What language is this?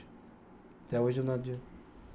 Portuguese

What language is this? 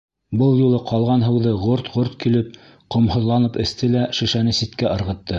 Bashkir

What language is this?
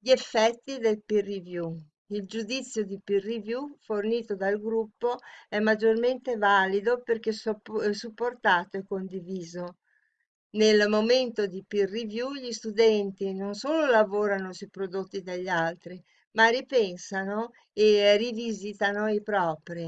Italian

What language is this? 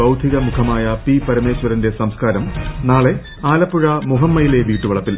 Malayalam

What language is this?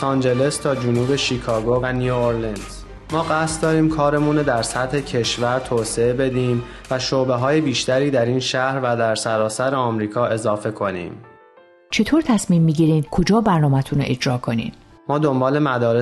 Persian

